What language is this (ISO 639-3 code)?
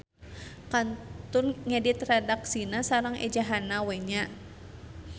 sun